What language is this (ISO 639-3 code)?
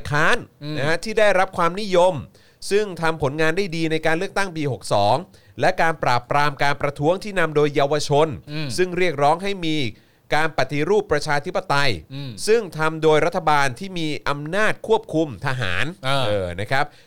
tha